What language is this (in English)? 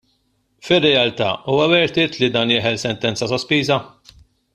Maltese